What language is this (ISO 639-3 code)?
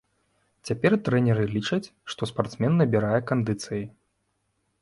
bel